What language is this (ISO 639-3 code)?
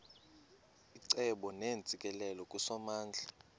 xho